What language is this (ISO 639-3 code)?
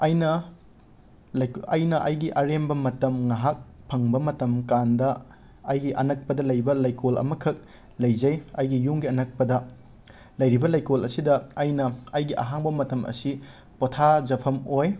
mni